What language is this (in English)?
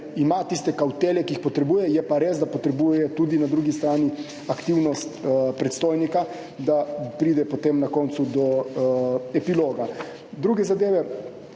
Slovenian